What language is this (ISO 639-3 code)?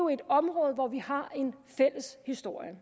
dan